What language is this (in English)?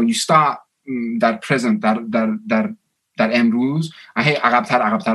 Persian